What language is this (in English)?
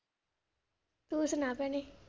Punjabi